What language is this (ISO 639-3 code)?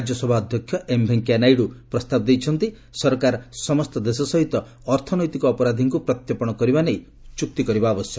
ori